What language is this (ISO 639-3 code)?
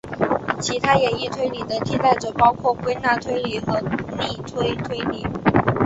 zho